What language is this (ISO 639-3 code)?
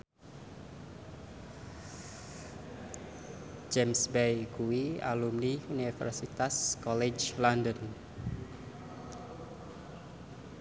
jav